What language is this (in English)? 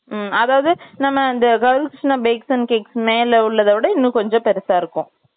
Tamil